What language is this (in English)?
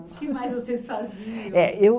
Portuguese